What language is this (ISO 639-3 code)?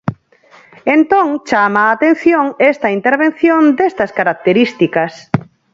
glg